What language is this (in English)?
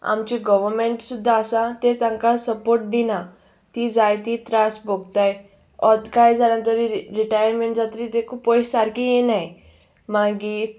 Konkani